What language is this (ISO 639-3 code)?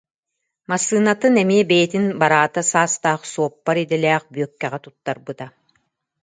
sah